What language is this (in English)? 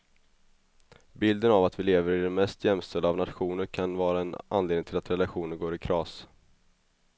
Swedish